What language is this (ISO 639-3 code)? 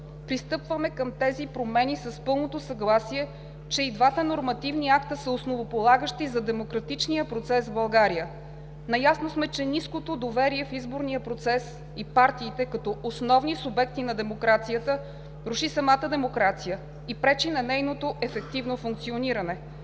bul